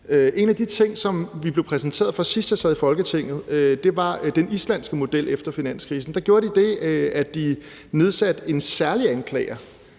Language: Danish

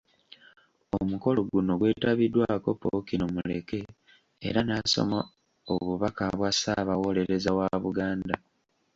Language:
Ganda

